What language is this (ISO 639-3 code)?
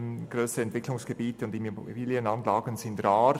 gsw